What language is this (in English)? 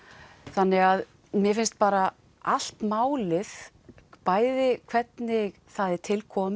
Icelandic